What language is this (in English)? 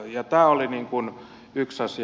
Finnish